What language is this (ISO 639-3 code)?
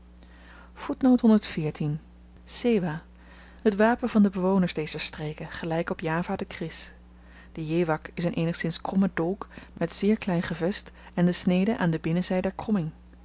nld